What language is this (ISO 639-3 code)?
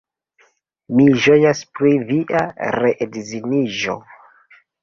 epo